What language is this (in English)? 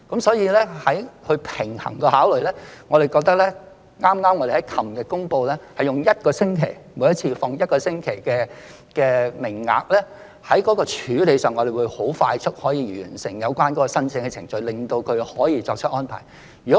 Cantonese